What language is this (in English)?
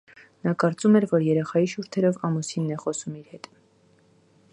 Armenian